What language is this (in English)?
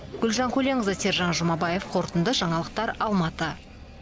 Kazakh